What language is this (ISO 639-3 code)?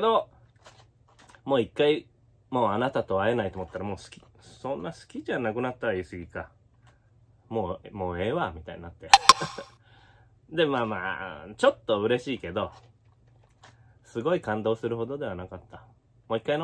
jpn